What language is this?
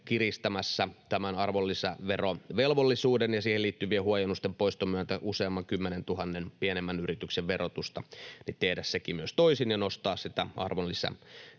Finnish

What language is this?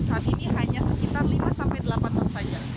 Indonesian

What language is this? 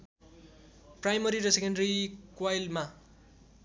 Nepali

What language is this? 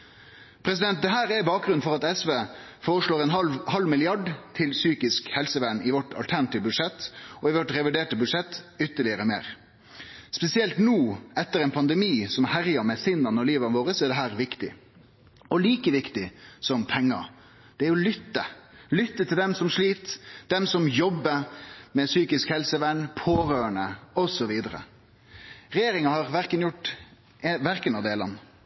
Norwegian Nynorsk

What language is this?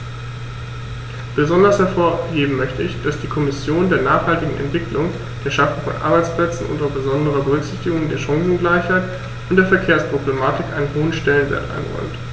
German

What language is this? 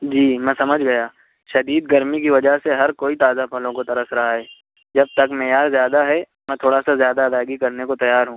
Urdu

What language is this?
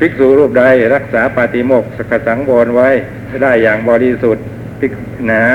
Thai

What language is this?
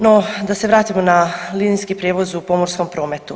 Croatian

